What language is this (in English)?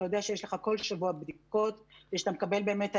Hebrew